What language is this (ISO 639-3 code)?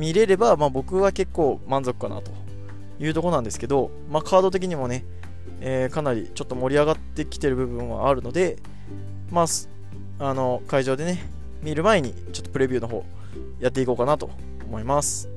jpn